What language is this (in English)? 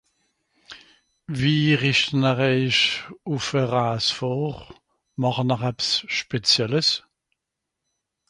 Swiss German